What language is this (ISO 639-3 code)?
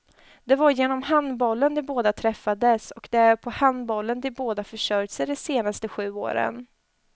swe